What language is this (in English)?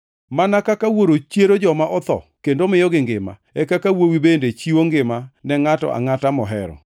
Luo (Kenya and Tanzania)